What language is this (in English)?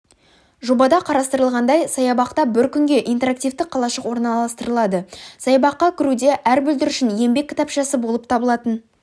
Kazakh